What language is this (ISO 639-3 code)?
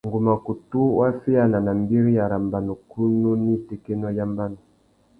bag